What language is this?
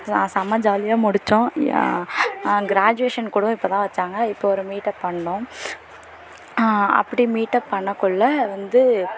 Tamil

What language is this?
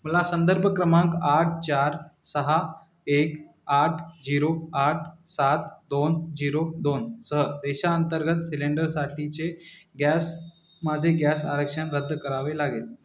Marathi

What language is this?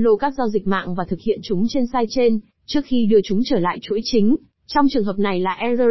Vietnamese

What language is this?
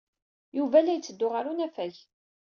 Kabyle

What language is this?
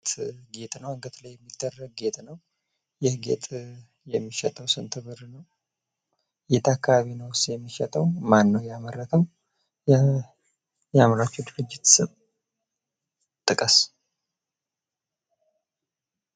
Amharic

